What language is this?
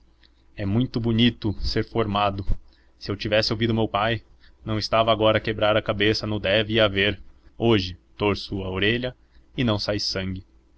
Portuguese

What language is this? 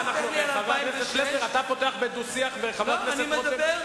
Hebrew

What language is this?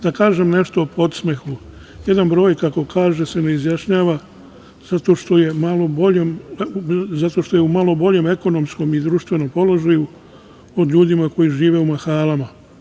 Serbian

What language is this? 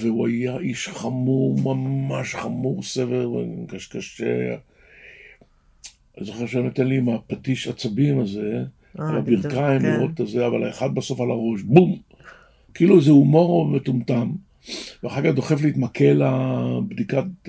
Hebrew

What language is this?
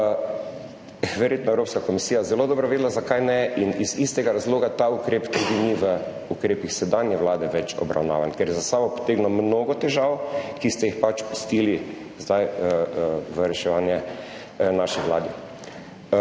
Slovenian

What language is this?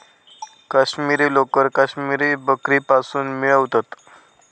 Marathi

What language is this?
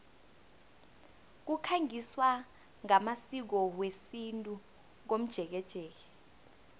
South Ndebele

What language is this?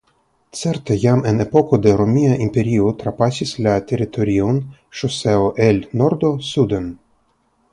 Esperanto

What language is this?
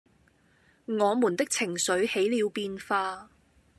Cantonese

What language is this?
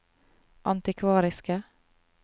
Norwegian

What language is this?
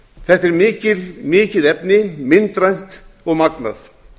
Icelandic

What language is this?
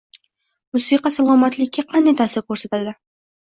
Uzbek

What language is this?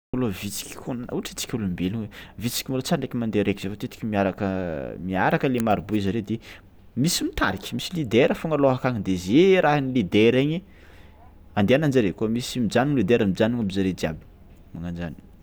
Tsimihety Malagasy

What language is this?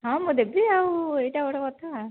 Odia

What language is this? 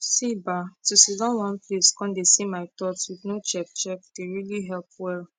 Nigerian Pidgin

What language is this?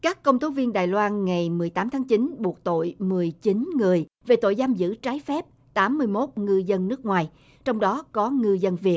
Vietnamese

